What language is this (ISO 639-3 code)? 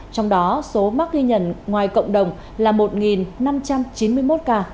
vie